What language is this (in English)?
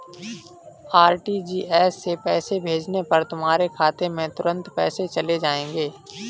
Hindi